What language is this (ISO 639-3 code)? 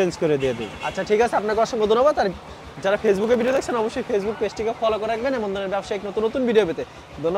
tur